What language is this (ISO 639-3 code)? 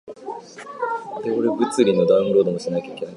jpn